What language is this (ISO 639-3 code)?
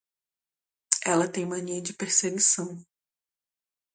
por